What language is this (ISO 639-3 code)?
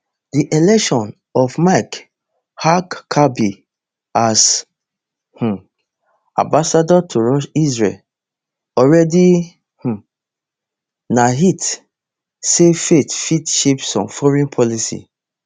pcm